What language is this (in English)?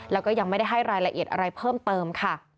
Thai